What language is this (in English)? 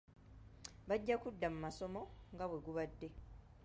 Ganda